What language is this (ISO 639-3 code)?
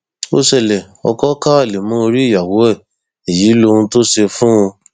yor